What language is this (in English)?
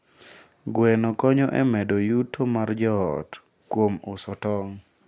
Luo (Kenya and Tanzania)